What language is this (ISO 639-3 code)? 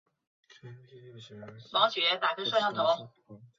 zho